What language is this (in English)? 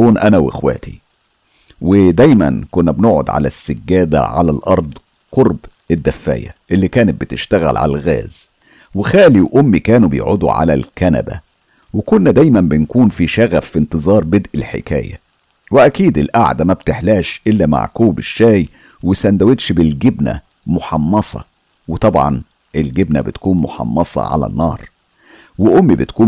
Arabic